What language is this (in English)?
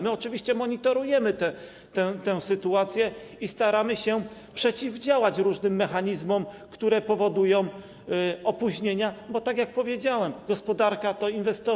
Polish